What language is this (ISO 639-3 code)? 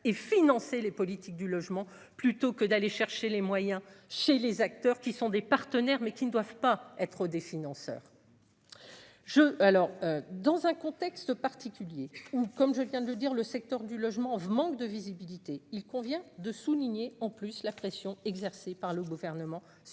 fra